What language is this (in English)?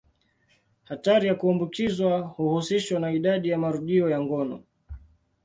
Swahili